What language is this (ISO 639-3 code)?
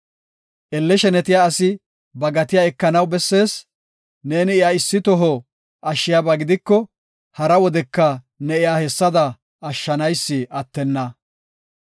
gof